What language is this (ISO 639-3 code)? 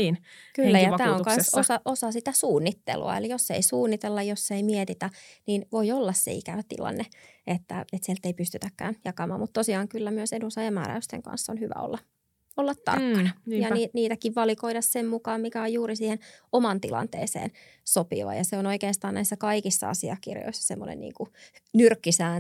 fin